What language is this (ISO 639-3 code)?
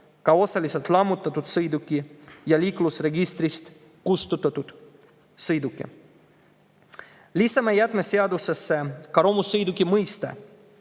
est